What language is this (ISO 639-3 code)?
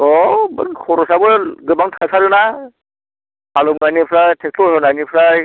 brx